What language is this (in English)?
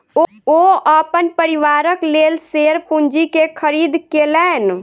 Maithili